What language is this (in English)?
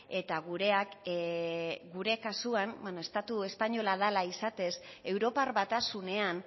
Basque